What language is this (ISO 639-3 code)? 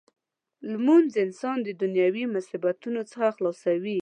pus